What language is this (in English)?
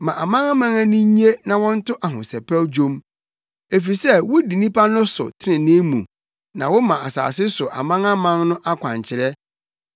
Akan